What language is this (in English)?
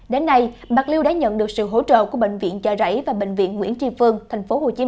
Vietnamese